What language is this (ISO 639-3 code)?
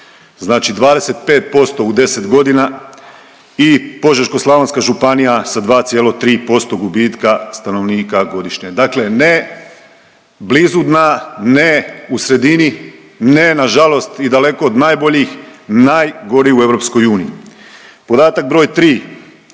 hrv